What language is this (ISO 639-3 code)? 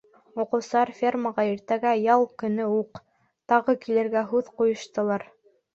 bak